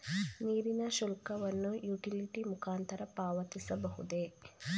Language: Kannada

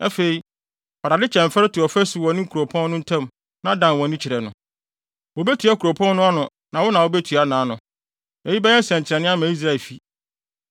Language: Akan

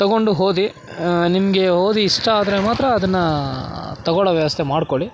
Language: Kannada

